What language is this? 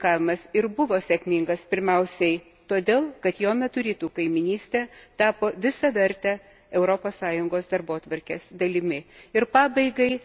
Lithuanian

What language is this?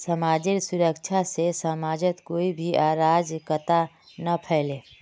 Magahi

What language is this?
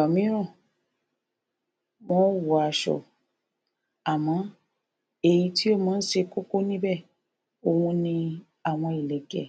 Yoruba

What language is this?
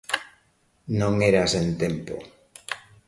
Galician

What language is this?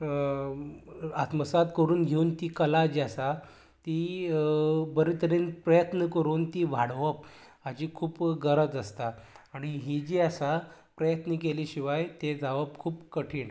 Konkani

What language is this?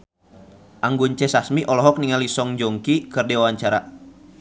Sundanese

